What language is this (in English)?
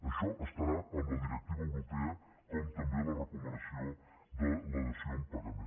Catalan